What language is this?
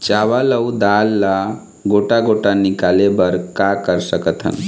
Chhattisgarhi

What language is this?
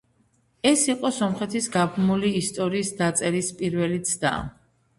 Georgian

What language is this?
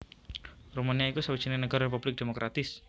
Javanese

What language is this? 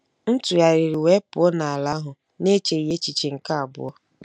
Igbo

